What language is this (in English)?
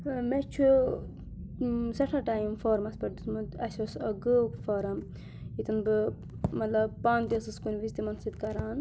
Kashmiri